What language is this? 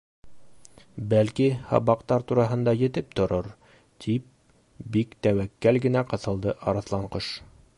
Bashkir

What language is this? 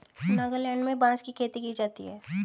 Hindi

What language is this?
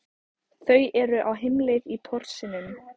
Icelandic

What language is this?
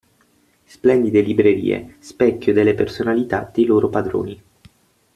Italian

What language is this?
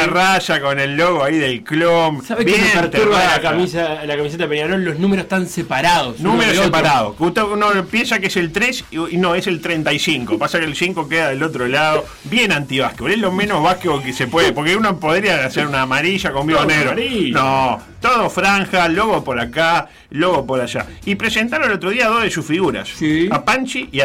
Spanish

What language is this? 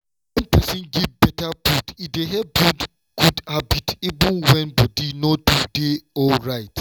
Nigerian Pidgin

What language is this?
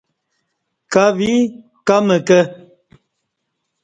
Kati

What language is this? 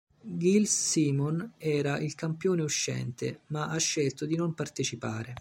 Italian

